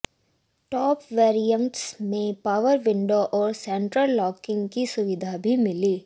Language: Hindi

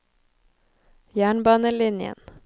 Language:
Norwegian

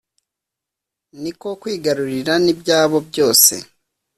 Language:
Kinyarwanda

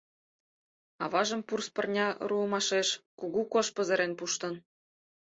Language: Mari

